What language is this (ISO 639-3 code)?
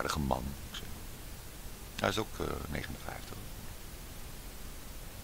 nld